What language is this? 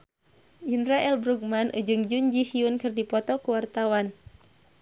Sundanese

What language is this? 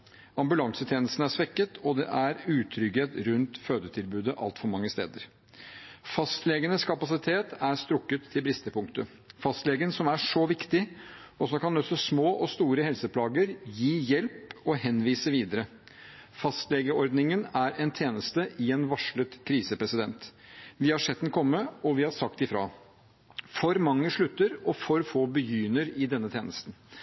Norwegian Bokmål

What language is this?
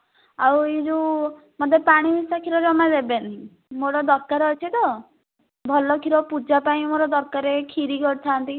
Odia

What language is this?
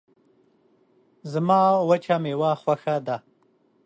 Pashto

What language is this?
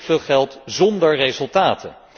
Dutch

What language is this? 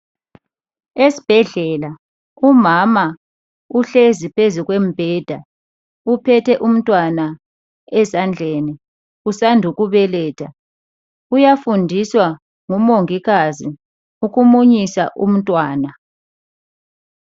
North Ndebele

